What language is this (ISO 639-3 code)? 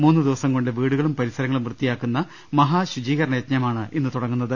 mal